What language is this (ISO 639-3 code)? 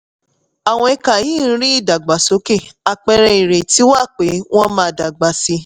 yor